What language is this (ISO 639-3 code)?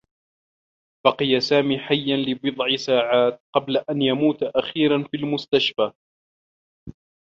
ara